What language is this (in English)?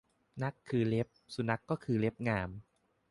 Thai